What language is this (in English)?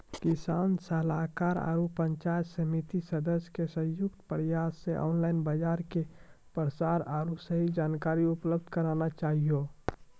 Maithili